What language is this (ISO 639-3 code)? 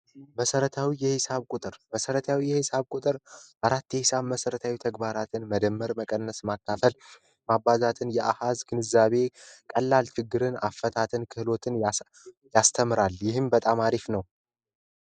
amh